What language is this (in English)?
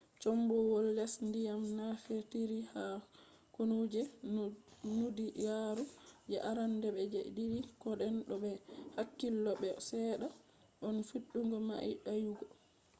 Fula